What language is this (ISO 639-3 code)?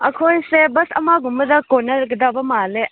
mni